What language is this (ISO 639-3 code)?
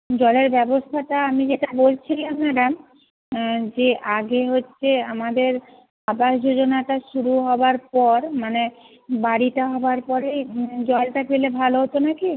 ben